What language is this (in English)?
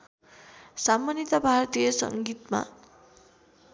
Nepali